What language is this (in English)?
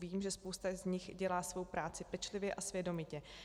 Czech